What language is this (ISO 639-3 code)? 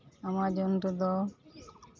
sat